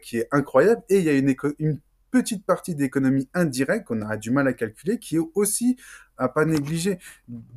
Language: French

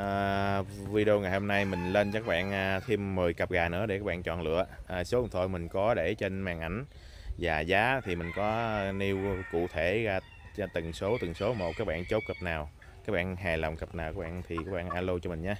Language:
Vietnamese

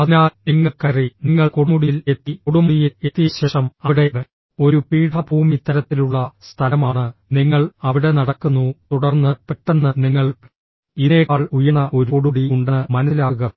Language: Malayalam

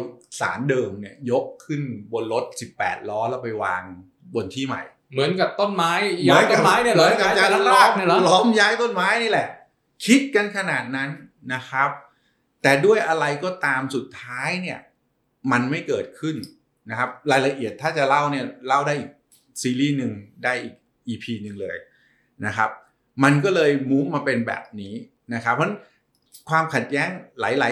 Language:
Thai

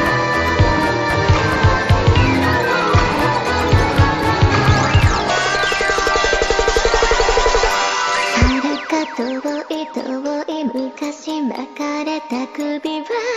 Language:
Japanese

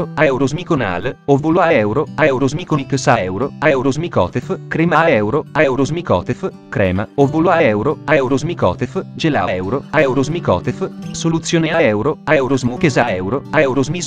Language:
Italian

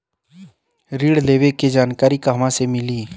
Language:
Bhojpuri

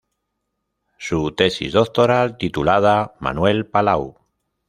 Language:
Spanish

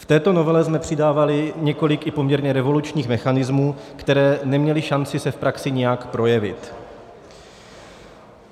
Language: Czech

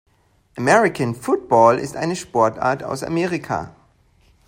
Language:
German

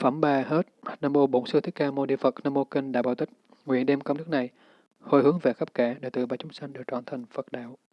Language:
Vietnamese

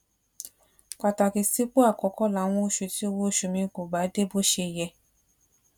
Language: Yoruba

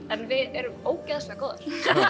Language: Icelandic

